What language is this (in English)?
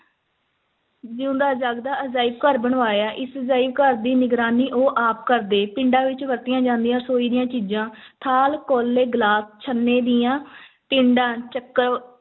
Punjabi